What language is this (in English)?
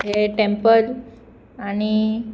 Konkani